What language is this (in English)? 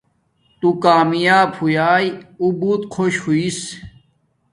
Domaaki